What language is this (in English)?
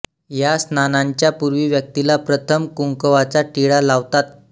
Marathi